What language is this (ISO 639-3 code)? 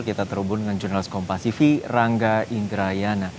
ind